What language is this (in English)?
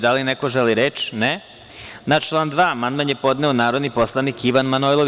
Serbian